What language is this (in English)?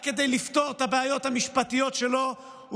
Hebrew